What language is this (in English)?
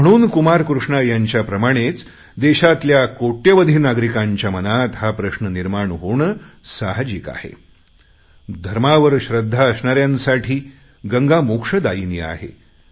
Marathi